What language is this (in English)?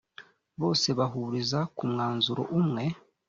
Kinyarwanda